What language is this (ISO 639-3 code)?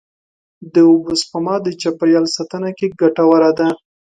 pus